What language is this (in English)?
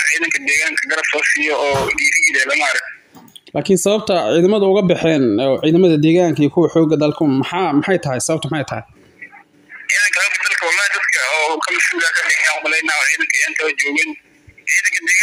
Arabic